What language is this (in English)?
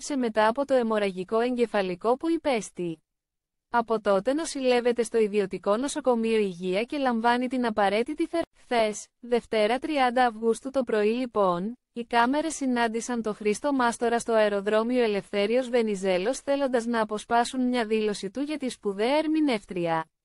Greek